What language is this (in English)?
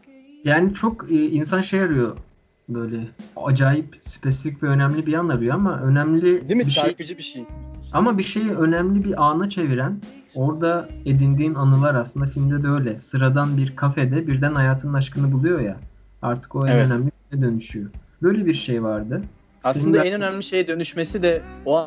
Turkish